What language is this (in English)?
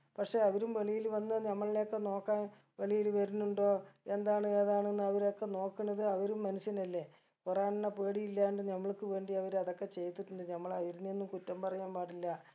Malayalam